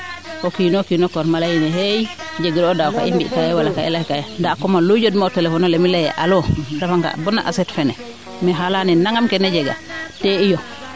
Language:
Serer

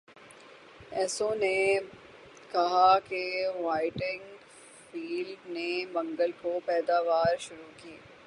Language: Urdu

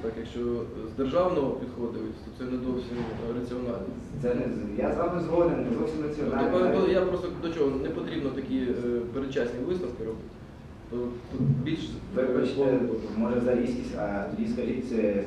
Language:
Ukrainian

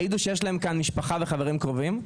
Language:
Hebrew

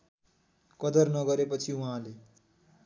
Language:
Nepali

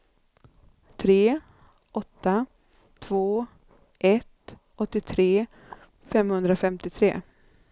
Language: Swedish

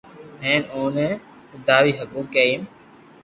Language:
Loarki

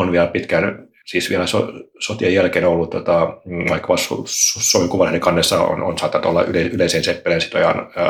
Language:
Finnish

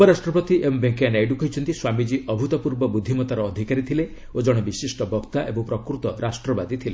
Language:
Odia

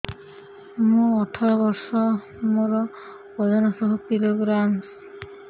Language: Odia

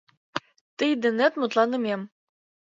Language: Mari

